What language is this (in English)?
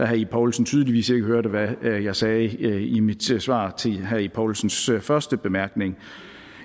Danish